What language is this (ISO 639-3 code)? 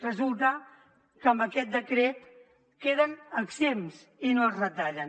cat